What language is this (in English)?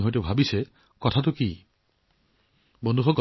Assamese